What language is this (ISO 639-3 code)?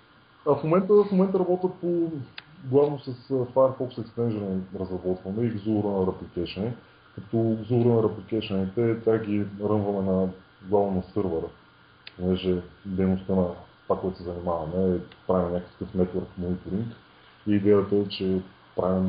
bul